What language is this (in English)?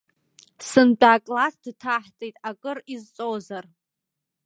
Abkhazian